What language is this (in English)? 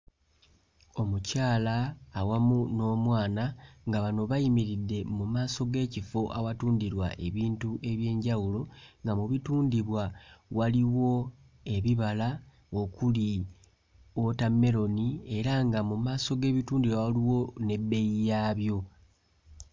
Ganda